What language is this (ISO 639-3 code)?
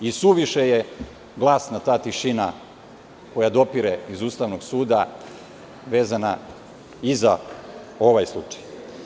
srp